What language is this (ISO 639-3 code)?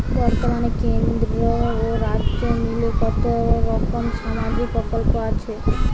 ben